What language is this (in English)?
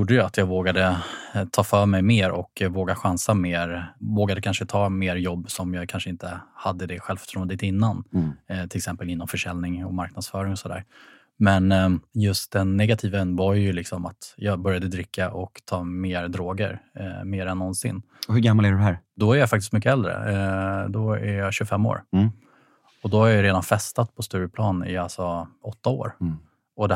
Swedish